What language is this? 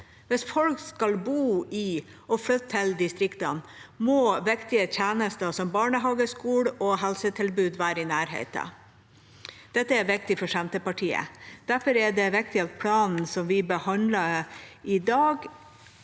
Norwegian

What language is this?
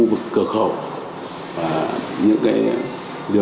Vietnamese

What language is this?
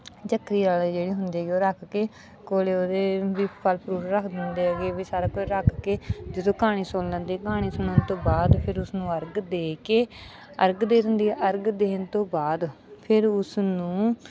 Punjabi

